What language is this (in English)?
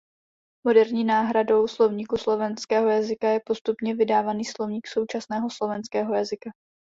Czech